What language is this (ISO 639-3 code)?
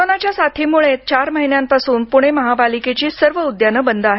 mar